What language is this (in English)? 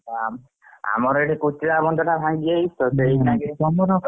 Odia